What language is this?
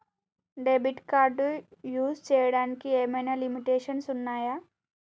Telugu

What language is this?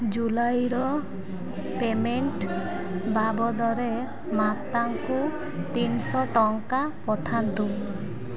Odia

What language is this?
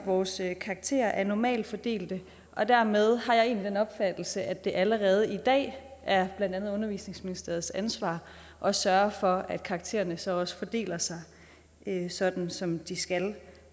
Danish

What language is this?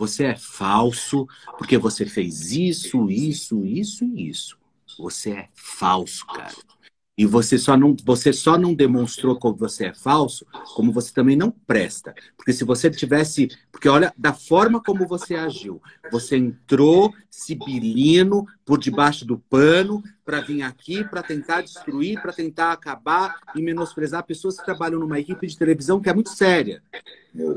Portuguese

